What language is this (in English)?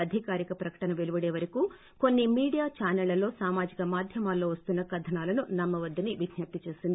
Telugu